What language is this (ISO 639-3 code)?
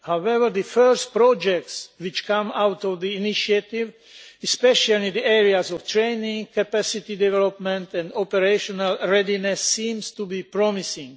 eng